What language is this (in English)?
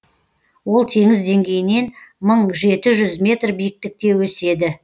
Kazakh